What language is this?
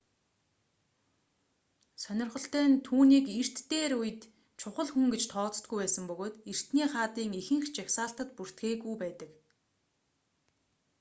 Mongolian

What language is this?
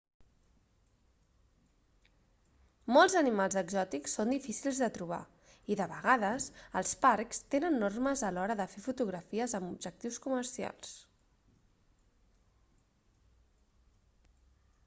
Catalan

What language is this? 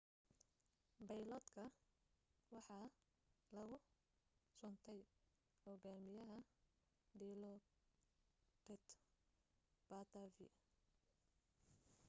Somali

